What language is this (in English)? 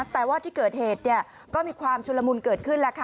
Thai